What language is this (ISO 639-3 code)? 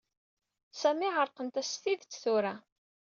kab